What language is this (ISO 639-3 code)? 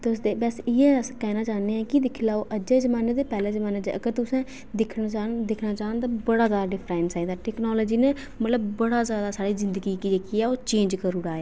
doi